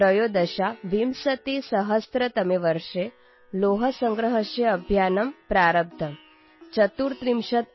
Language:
Kannada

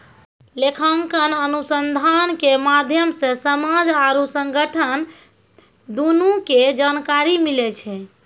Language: Maithili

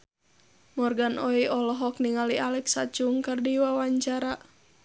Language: Sundanese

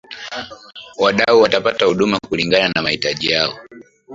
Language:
Swahili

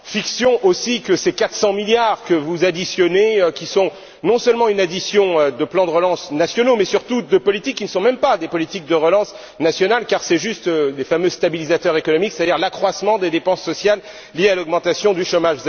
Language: French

